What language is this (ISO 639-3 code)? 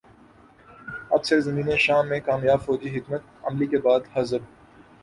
urd